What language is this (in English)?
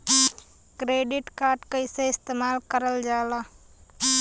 Bhojpuri